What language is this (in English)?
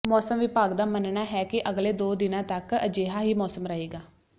Punjabi